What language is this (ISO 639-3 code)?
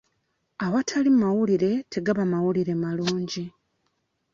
lug